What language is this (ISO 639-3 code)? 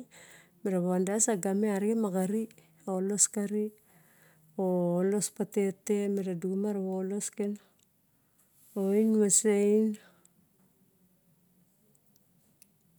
bjk